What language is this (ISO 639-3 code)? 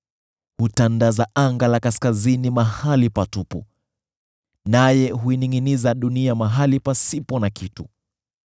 swa